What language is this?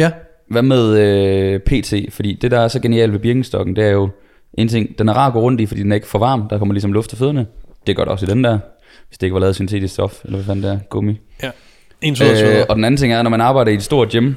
Danish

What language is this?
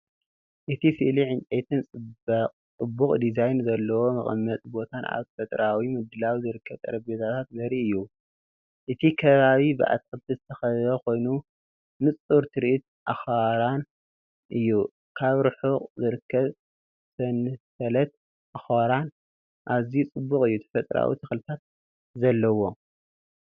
Tigrinya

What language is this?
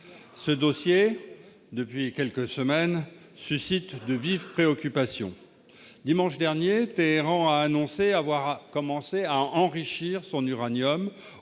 French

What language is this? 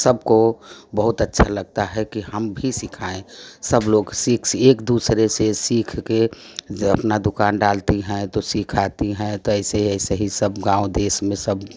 Hindi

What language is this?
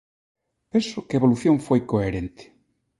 Galician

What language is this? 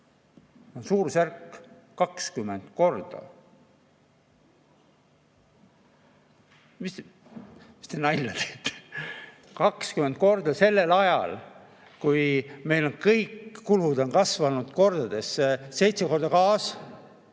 Estonian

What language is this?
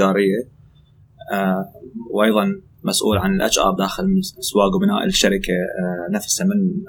Arabic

